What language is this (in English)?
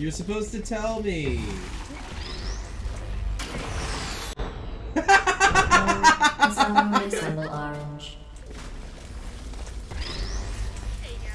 English